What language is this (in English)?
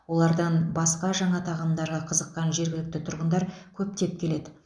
Kazakh